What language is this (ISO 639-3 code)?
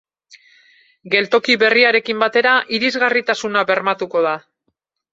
eus